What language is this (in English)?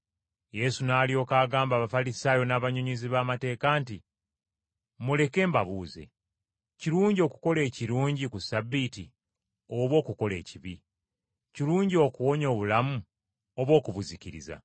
Ganda